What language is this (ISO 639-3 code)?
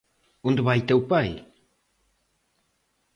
glg